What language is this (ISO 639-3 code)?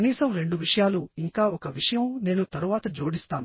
tel